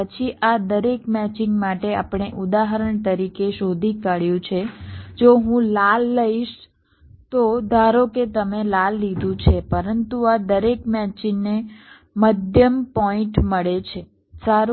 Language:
Gujarati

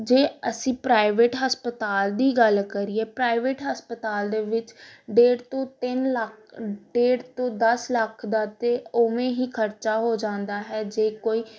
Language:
Punjabi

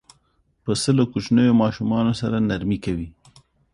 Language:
Pashto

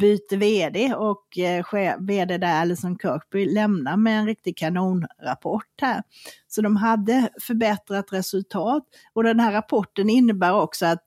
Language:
Swedish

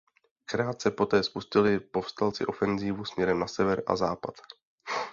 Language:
Czech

